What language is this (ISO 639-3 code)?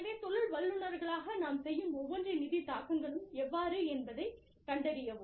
tam